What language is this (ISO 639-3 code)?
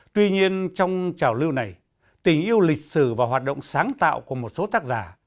vie